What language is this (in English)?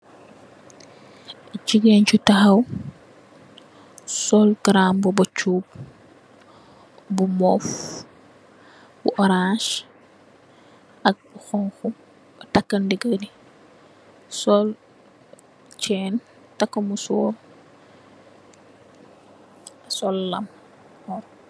Wolof